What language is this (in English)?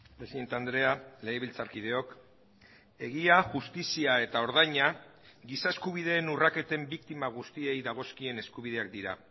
Basque